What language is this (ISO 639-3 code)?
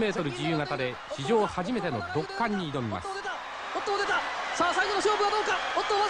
jpn